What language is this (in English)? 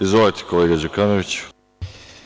Serbian